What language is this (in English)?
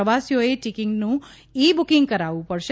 Gujarati